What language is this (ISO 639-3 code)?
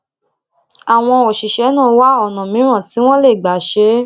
yor